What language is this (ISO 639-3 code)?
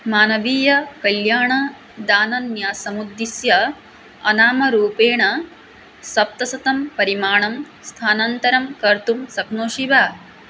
san